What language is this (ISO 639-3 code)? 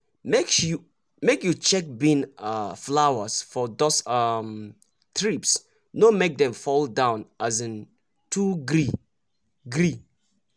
pcm